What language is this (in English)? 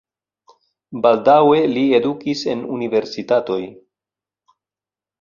Esperanto